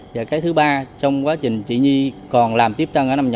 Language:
Vietnamese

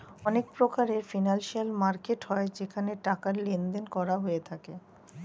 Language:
Bangla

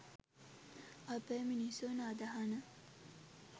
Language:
Sinhala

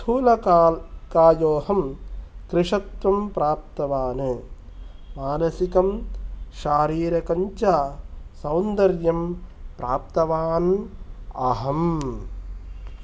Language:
Sanskrit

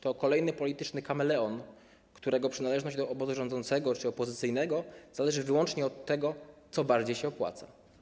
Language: Polish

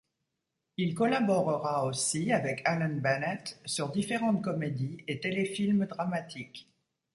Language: French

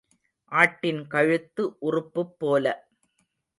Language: Tamil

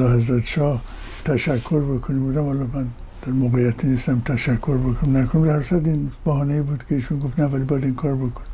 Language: Persian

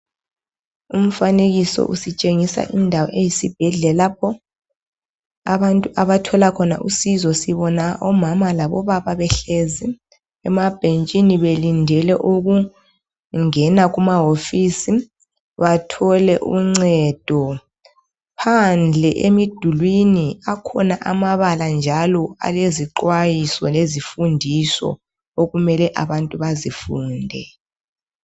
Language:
North Ndebele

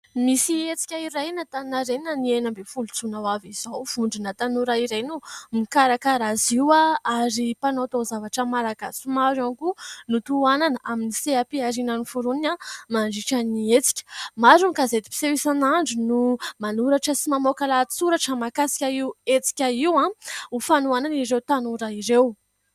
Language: Malagasy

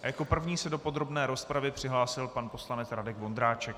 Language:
Czech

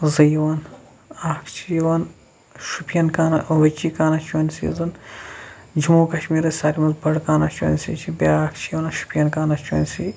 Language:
Kashmiri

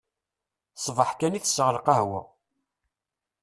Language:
Kabyle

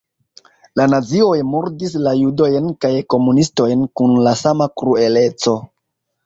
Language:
Esperanto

